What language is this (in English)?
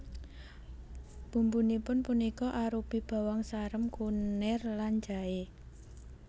Javanese